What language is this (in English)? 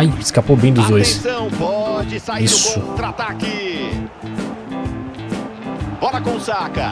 Portuguese